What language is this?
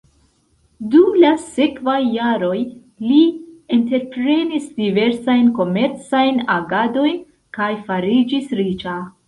Esperanto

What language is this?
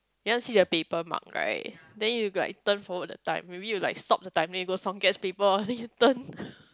English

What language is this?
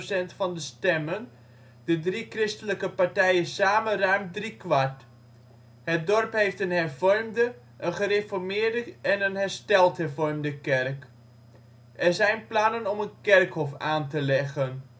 Dutch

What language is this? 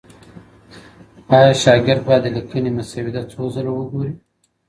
Pashto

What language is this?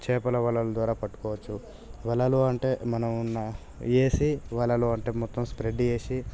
Telugu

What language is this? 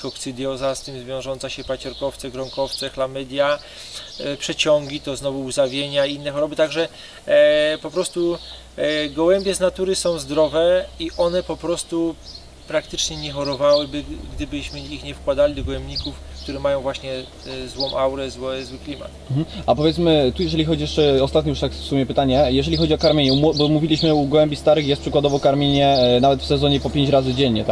Polish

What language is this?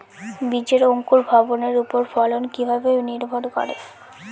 Bangla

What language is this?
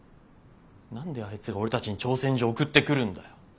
Japanese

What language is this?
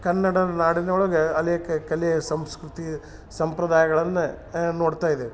Kannada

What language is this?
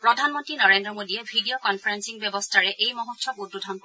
Assamese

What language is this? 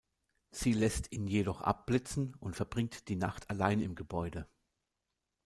German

